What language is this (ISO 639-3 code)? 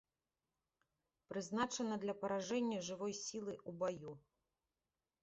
bel